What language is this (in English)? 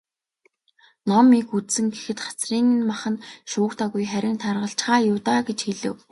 Mongolian